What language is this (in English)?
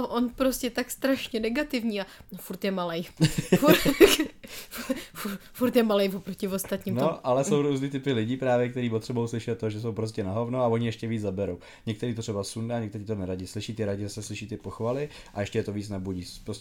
Czech